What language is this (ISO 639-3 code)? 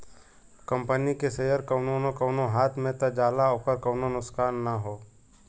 bho